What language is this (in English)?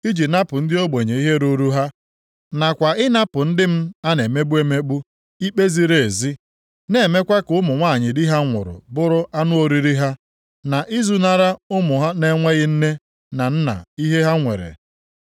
Igbo